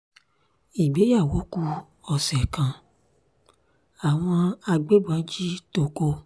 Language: Yoruba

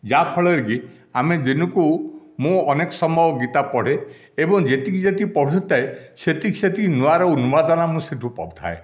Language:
Odia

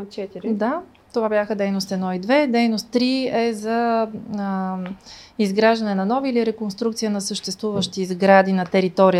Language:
Bulgarian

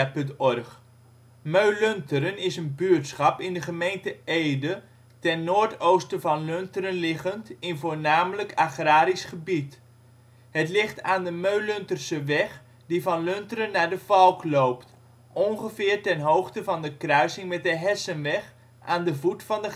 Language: Dutch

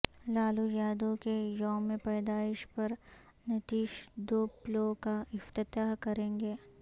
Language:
Urdu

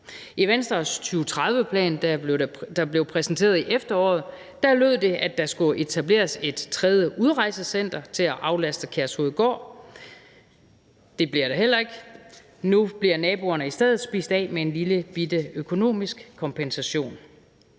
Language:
Danish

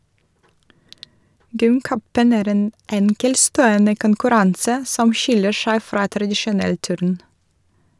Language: Norwegian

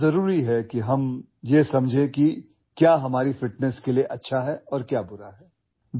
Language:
Urdu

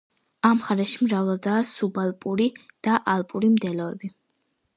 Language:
Georgian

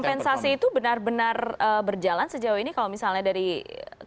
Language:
Indonesian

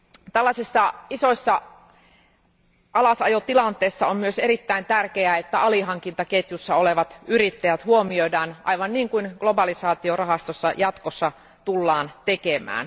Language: Finnish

